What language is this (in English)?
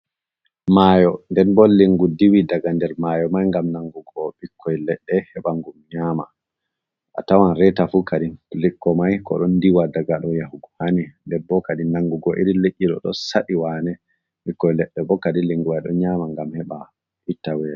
Fula